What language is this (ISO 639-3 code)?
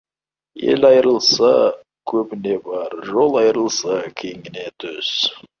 kaz